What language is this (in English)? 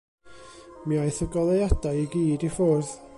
Welsh